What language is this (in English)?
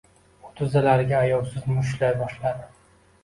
Uzbek